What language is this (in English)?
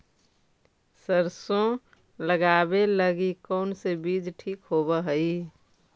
Magahi